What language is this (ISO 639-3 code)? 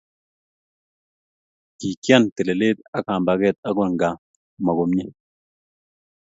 kln